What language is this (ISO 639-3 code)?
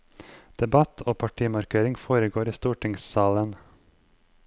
nor